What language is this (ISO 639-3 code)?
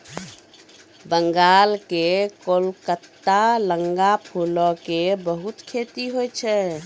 mai